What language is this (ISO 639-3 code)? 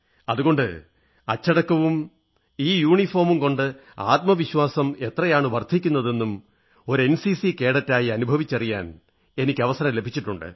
mal